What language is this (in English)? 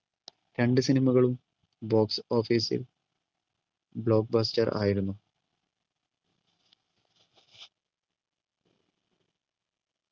Malayalam